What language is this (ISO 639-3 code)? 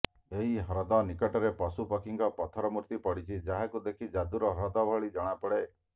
ori